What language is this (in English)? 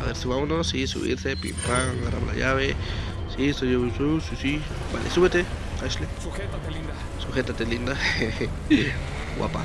Spanish